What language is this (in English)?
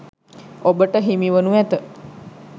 Sinhala